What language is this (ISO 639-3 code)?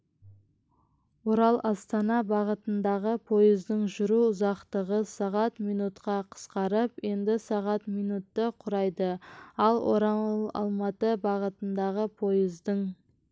kaz